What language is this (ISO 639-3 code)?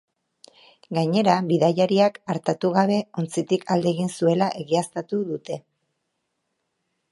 eus